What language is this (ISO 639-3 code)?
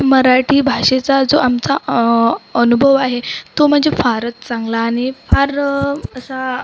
mar